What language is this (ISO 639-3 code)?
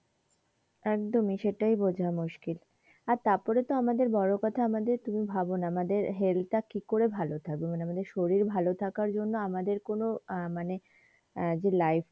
ben